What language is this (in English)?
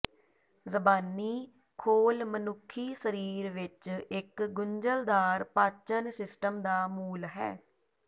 Punjabi